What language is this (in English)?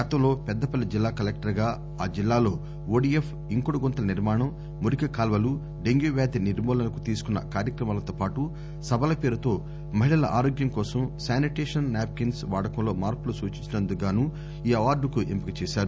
Telugu